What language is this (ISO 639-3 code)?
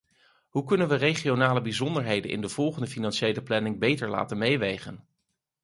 nld